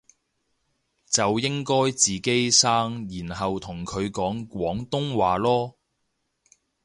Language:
Cantonese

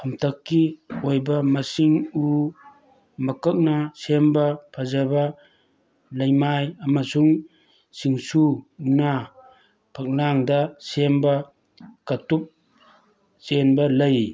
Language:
Manipuri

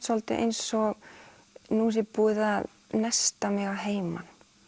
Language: Icelandic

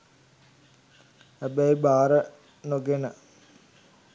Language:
Sinhala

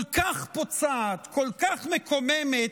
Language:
Hebrew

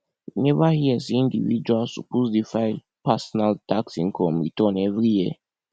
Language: Nigerian Pidgin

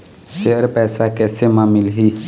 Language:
Chhattisgarhi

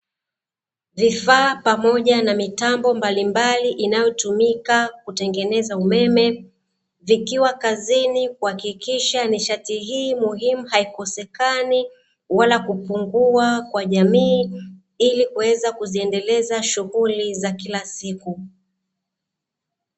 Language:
Swahili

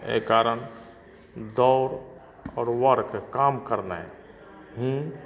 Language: Maithili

